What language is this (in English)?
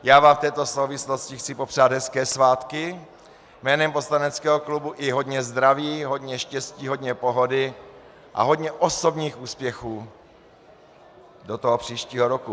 Czech